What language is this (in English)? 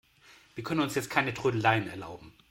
German